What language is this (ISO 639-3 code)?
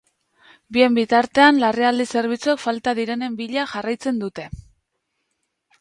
eus